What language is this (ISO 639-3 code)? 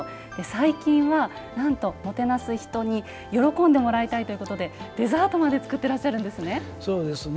jpn